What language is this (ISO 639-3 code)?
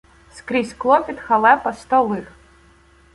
ukr